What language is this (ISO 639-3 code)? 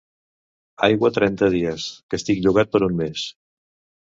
cat